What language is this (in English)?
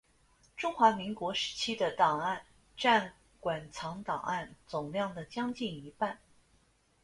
Chinese